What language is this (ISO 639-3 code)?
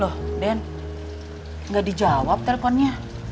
ind